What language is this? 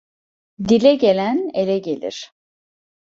Turkish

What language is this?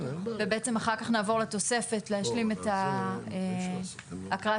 Hebrew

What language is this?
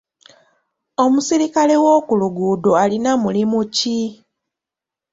Ganda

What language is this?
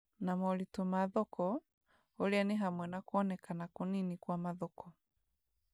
Kikuyu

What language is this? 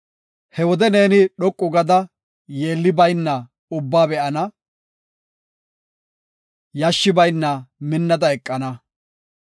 Gofa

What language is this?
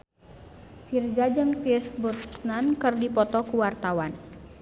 Sundanese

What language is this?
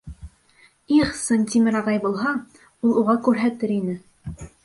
Bashkir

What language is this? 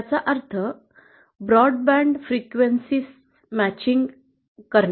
Marathi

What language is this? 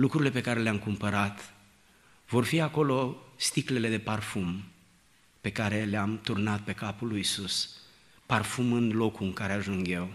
Romanian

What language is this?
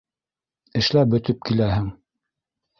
Bashkir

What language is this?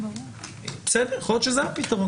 Hebrew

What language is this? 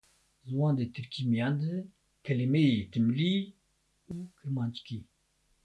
Turkish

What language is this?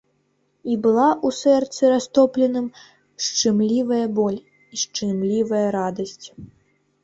Belarusian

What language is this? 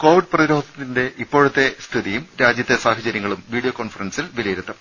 Malayalam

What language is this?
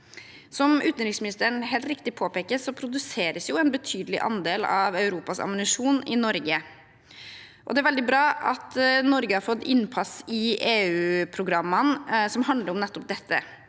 Norwegian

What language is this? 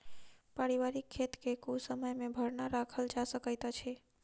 Maithili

